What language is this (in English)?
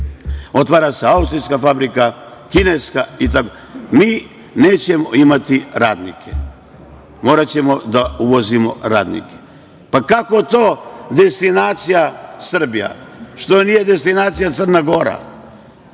Serbian